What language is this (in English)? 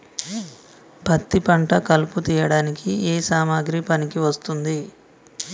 Telugu